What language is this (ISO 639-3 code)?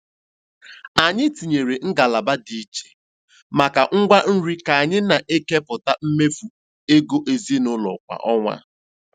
ibo